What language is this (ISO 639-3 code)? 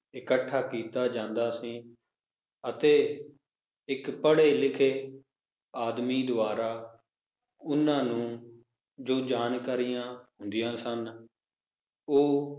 pan